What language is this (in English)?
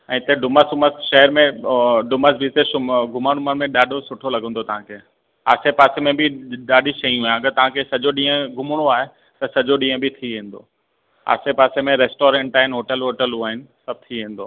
Sindhi